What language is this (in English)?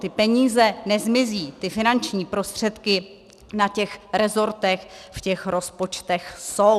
Czech